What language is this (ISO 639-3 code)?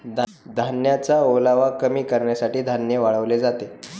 mar